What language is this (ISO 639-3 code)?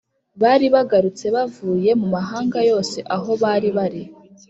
kin